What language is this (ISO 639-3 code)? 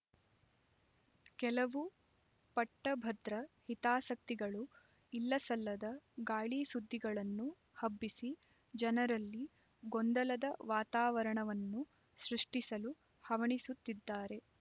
kan